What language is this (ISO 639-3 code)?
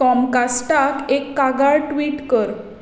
kok